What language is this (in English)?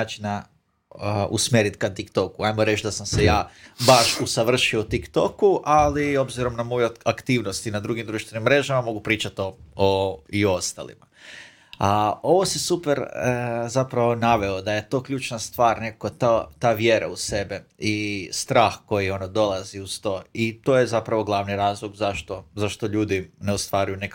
Croatian